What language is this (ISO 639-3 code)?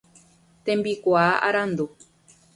grn